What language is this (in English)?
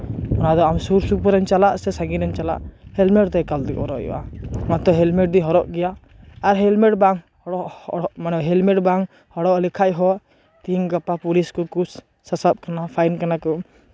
Santali